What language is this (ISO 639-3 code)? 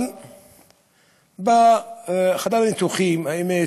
heb